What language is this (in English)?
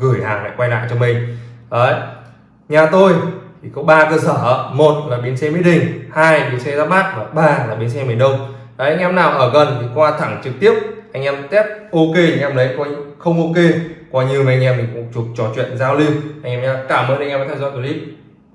Vietnamese